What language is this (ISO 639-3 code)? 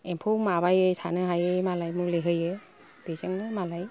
brx